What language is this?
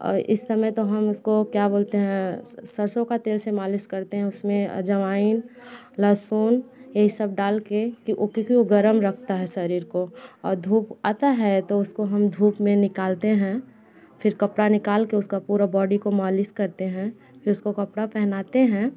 Hindi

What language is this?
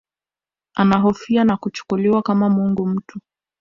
Swahili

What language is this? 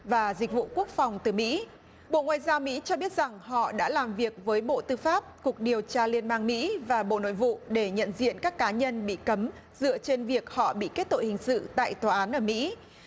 Vietnamese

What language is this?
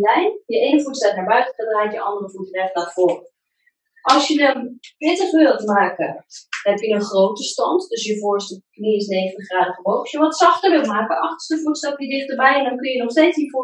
Dutch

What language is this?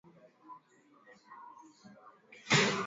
Swahili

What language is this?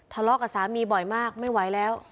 Thai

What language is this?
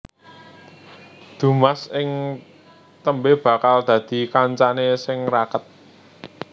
Javanese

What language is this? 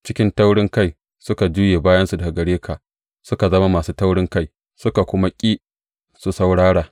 Hausa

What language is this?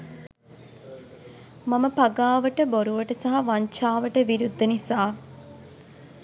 Sinhala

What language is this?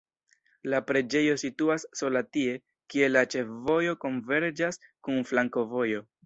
Esperanto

